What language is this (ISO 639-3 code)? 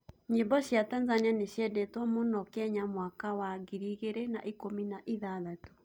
kik